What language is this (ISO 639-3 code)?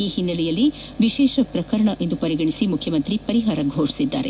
kan